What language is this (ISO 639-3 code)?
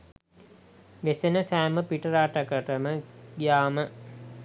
sin